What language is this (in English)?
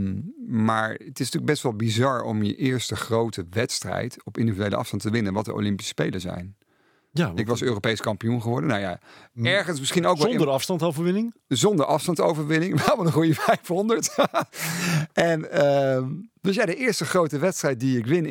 Dutch